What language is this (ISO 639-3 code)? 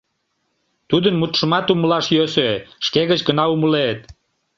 chm